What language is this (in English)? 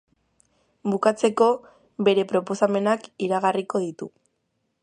Basque